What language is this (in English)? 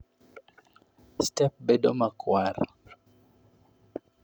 Luo (Kenya and Tanzania)